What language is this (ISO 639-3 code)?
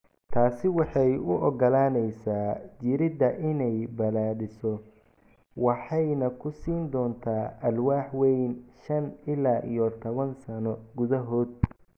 som